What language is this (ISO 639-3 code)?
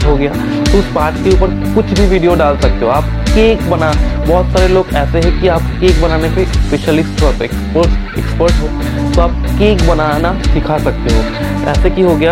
hin